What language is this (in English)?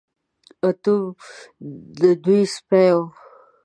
Pashto